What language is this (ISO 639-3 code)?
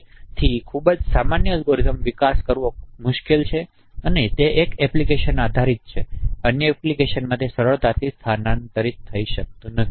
guj